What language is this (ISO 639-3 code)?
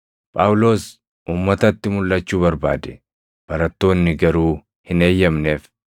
orm